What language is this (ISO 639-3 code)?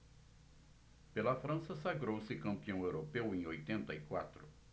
por